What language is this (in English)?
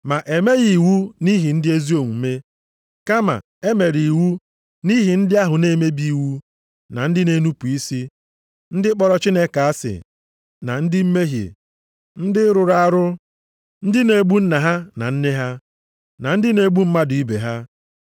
Igbo